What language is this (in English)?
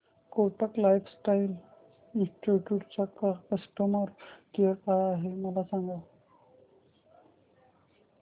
Marathi